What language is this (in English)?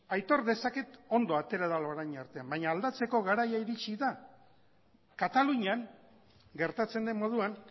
Basque